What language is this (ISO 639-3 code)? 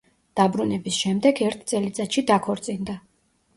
kat